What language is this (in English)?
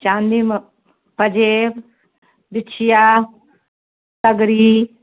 Maithili